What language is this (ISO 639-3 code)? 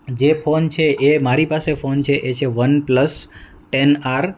guj